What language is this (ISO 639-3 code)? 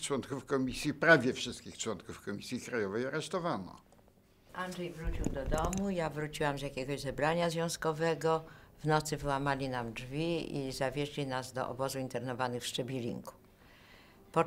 pol